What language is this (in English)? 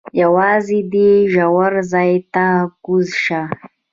Pashto